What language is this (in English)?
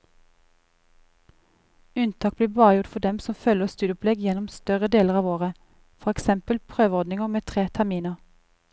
Norwegian